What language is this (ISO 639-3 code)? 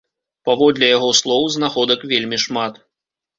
bel